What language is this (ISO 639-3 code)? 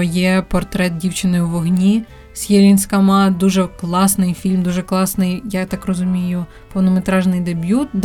ukr